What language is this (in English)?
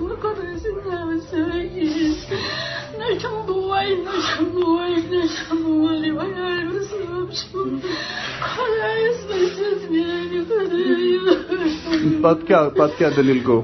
Urdu